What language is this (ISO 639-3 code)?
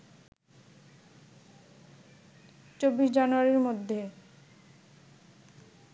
ben